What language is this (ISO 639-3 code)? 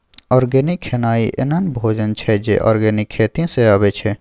mai